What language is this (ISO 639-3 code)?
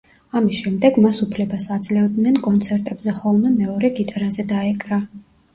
kat